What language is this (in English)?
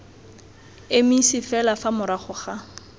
Tswana